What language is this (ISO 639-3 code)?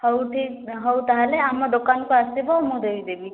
ori